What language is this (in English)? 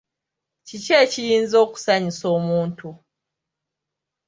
Ganda